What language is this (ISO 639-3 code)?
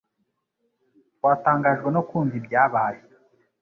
kin